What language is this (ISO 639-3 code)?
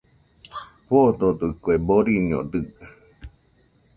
hux